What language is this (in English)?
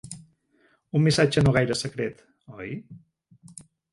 Catalan